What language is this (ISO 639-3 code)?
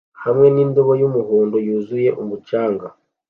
kin